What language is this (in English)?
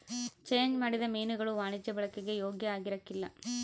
Kannada